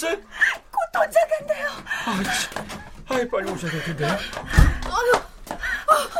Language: Korean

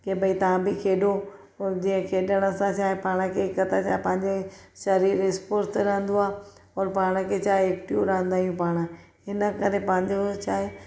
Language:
Sindhi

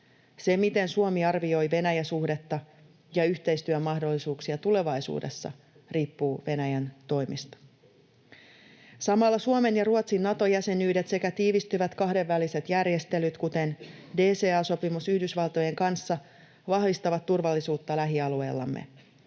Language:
Finnish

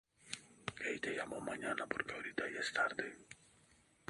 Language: Spanish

